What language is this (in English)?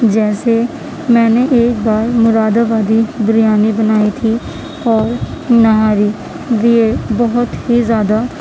Urdu